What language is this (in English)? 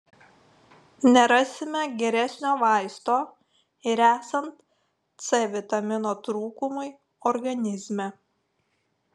Lithuanian